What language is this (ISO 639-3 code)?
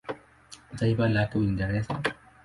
swa